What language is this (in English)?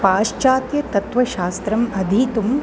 Sanskrit